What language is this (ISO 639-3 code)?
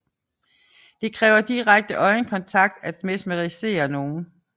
dan